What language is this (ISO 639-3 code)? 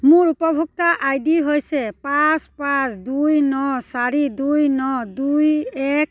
asm